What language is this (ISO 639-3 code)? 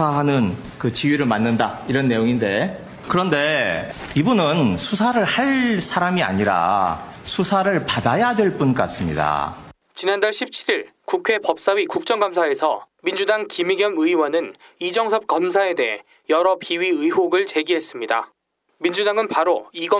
kor